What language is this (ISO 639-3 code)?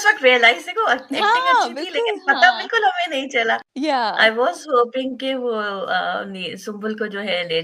urd